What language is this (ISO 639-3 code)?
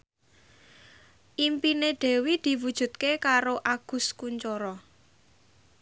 jav